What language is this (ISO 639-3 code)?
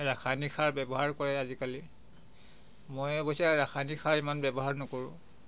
asm